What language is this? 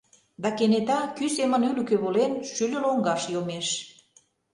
Mari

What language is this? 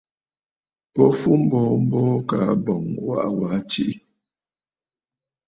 Bafut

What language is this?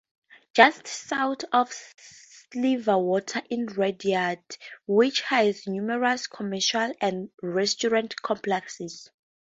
English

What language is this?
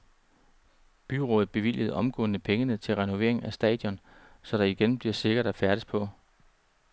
Danish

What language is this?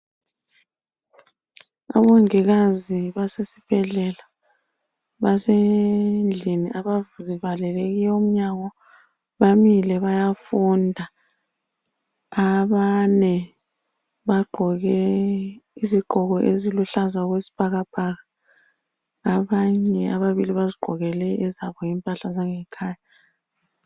North Ndebele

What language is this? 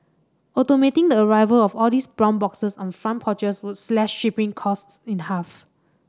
English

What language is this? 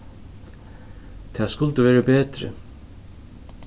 Faroese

